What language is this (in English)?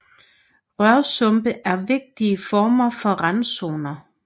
Danish